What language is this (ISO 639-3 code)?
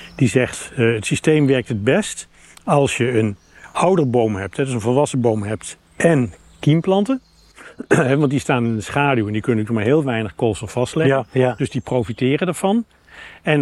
nld